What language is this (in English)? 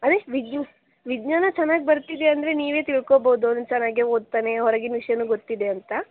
Kannada